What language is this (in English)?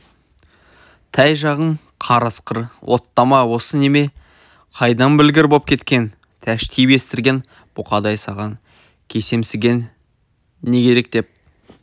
Kazakh